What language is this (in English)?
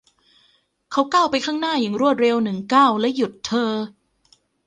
Thai